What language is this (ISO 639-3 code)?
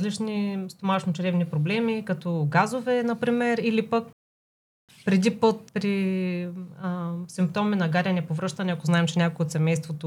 bul